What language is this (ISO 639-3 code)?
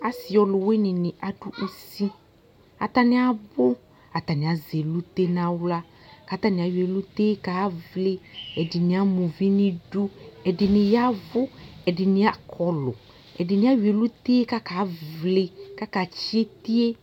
kpo